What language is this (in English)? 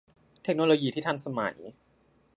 Thai